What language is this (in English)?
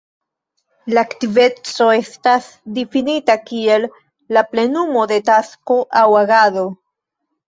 Esperanto